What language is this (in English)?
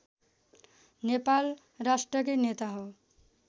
Nepali